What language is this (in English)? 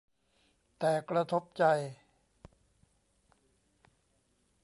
Thai